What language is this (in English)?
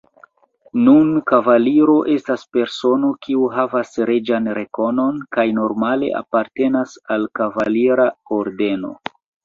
Esperanto